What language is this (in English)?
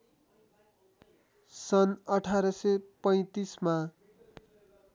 Nepali